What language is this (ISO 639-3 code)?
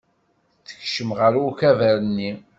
kab